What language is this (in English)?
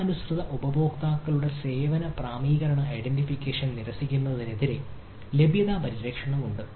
Malayalam